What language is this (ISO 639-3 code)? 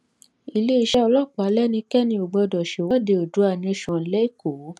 yor